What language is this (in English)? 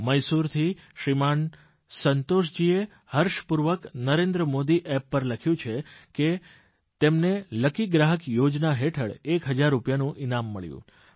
Gujarati